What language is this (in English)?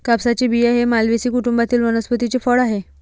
Marathi